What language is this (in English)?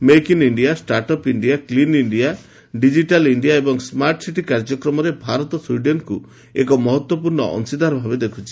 Odia